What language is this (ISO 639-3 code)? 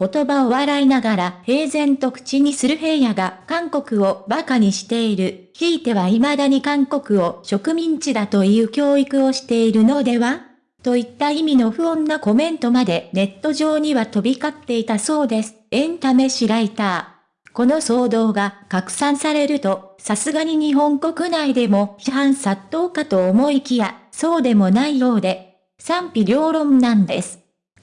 jpn